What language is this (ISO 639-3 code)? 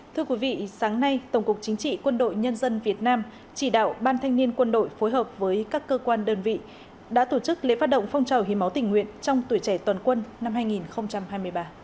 vie